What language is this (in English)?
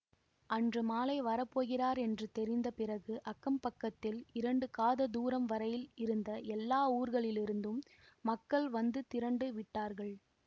Tamil